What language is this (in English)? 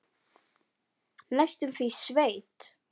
Icelandic